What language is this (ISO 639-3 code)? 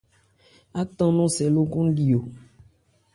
ebr